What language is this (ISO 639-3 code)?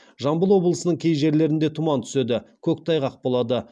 kaz